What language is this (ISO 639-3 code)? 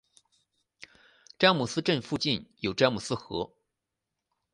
zho